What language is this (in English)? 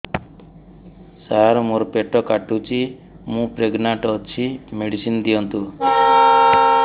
Odia